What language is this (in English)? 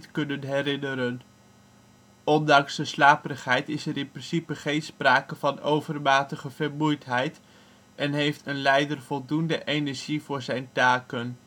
Dutch